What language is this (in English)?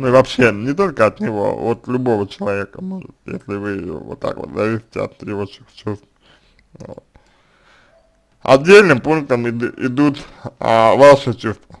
Russian